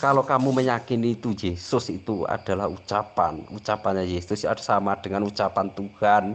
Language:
Indonesian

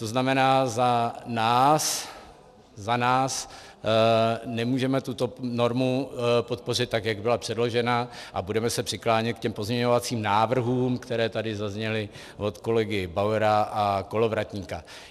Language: Czech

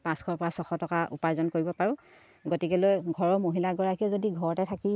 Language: Assamese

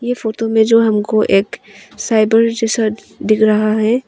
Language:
Hindi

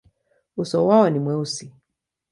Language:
Swahili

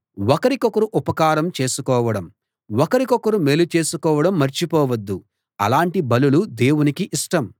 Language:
Telugu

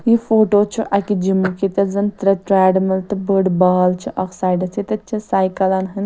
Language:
Kashmiri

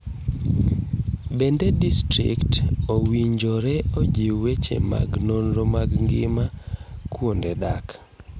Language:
Luo (Kenya and Tanzania)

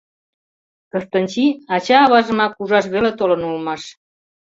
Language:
Mari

